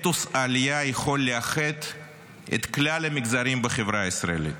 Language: Hebrew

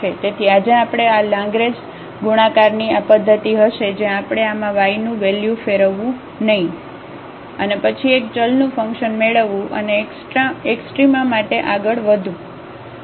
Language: Gujarati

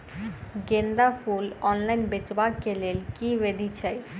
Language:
Maithili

